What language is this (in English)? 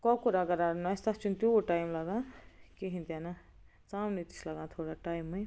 Kashmiri